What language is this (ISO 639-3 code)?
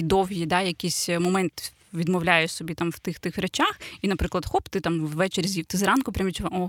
ukr